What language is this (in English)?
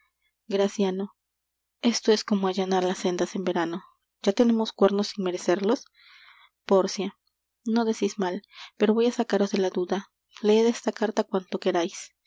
Spanish